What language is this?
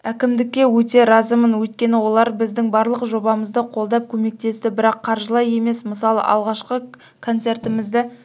Kazakh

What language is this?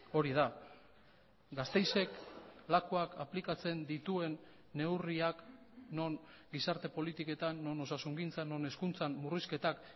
Basque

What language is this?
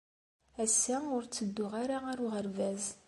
Kabyle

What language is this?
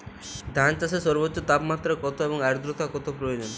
Bangla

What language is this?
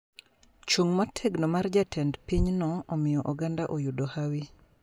Luo (Kenya and Tanzania)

